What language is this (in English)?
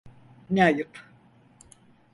Turkish